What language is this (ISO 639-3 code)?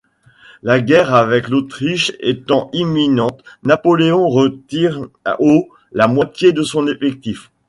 fra